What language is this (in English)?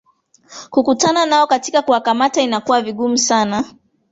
Swahili